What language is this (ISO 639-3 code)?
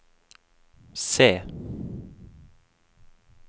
nor